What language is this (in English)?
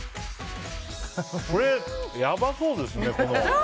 Japanese